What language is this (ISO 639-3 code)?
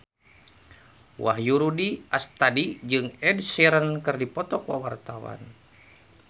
sun